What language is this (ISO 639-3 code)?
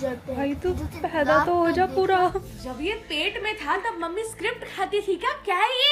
hin